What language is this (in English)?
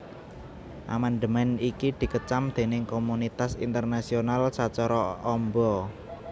Javanese